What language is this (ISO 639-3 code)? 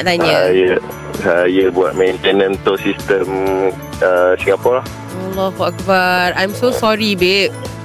msa